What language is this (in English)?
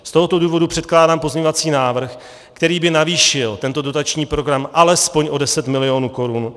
Czech